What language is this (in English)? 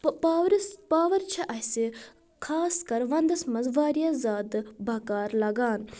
Kashmiri